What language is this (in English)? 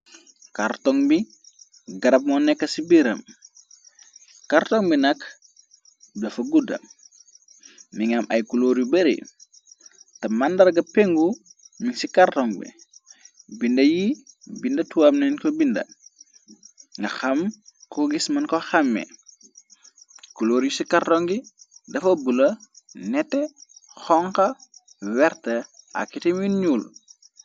Wolof